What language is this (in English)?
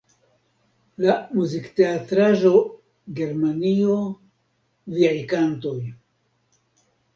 Esperanto